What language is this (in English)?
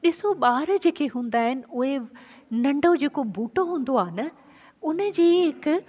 Sindhi